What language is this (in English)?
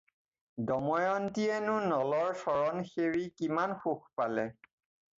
Assamese